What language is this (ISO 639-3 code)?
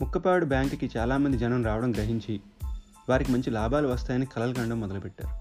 tel